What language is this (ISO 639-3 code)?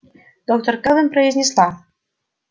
rus